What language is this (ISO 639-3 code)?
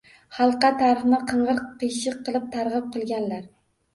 uzb